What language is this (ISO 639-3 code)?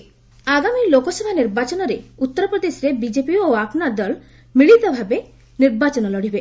ori